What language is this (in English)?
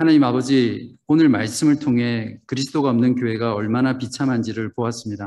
Korean